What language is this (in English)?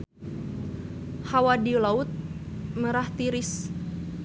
Sundanese